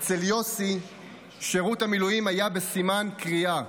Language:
Hebrew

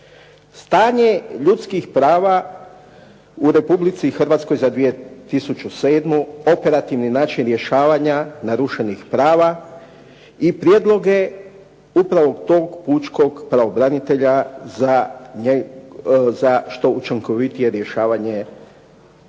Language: Croatian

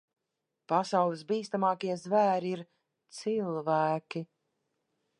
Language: Latvian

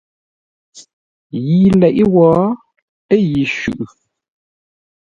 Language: Ngombale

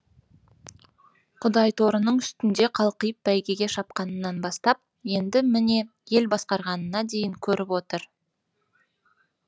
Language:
Kazakh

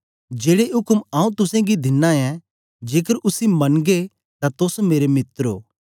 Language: Dogri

